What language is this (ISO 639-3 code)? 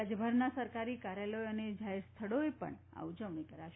guj